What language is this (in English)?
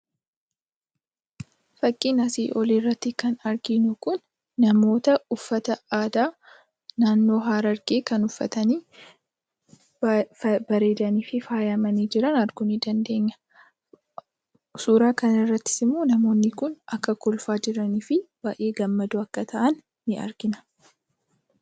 Oromo